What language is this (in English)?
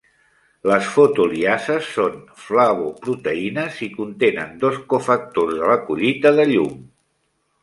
Catalan